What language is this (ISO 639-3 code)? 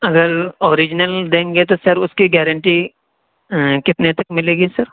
urd